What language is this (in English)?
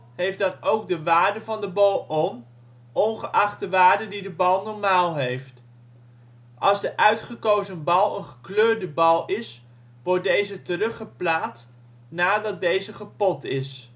Dutch